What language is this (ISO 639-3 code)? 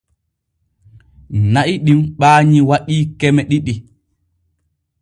fue